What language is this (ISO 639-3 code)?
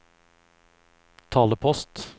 nor